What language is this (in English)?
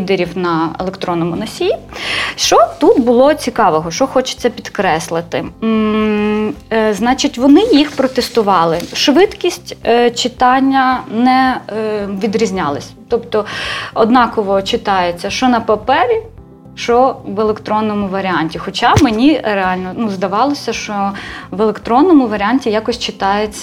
Ukrainian